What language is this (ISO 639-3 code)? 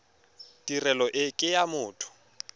tsn